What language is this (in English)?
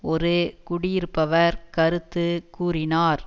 Tamil